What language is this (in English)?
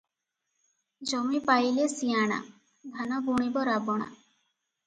Odia